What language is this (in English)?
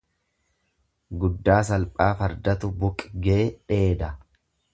Oromo